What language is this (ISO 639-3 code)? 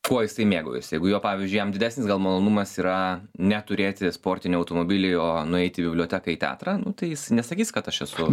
lit